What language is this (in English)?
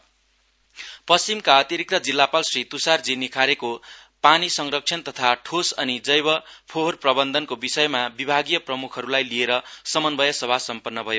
Nepali